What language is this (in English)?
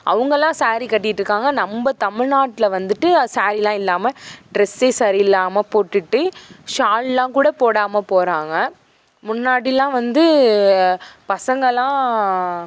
Tamil